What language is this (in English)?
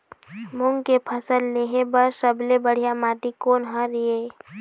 Chhattisgarhi